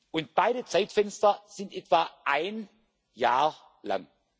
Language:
German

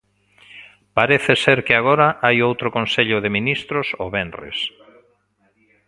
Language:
Galician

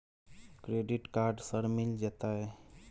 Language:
Maithili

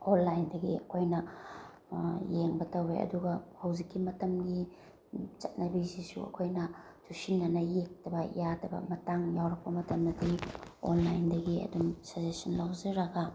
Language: Manipuri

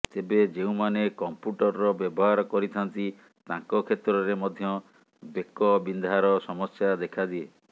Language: Odia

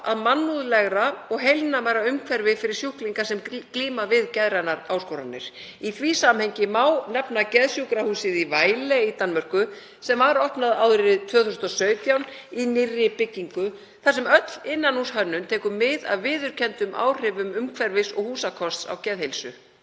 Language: Icelandic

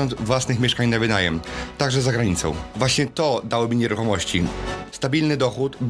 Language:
Polish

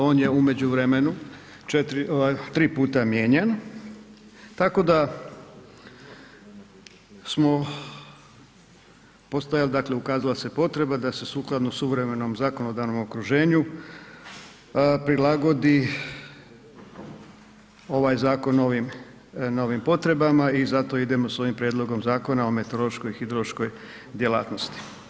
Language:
Croatian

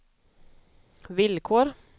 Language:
Swedish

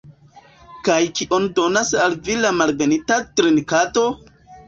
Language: Esperanto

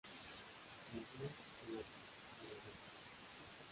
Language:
Spanish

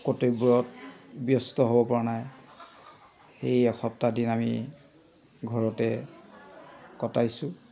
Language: Assamese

